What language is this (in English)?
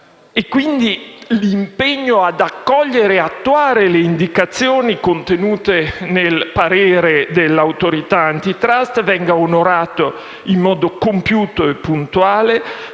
Italian